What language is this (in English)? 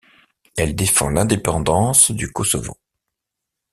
French